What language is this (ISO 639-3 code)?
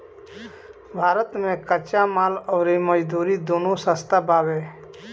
bho